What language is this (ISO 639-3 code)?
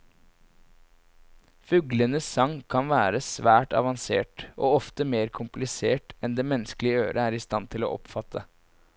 nor